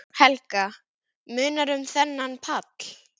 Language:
Icelandic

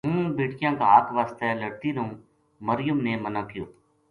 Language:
Gujari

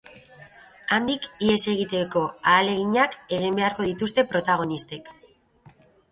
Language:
Basque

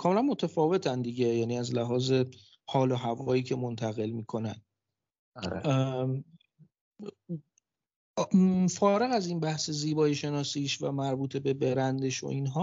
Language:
Persian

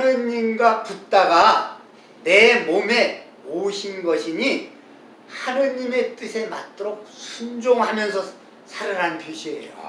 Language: Korean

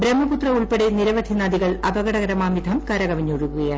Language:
Malayalam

